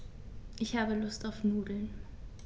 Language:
German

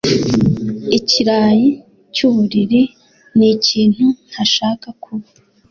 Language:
Kinyarwanda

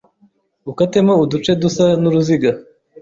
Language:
Kinyarwanda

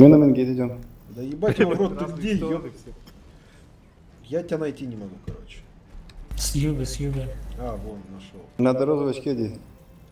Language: Russian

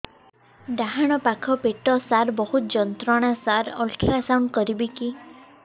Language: Odia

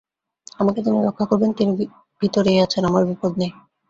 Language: Bangla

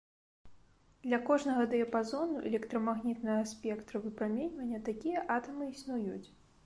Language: Belarusian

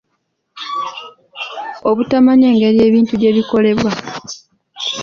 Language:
Ganda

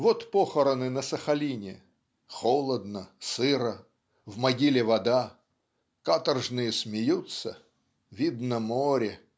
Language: Russian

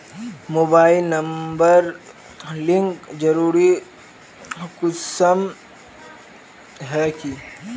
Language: Magahi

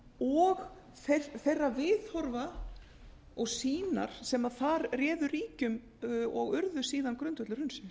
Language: Icelandic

